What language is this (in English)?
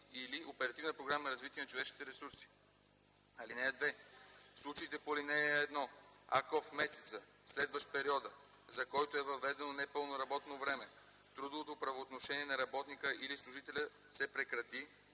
Bulgarian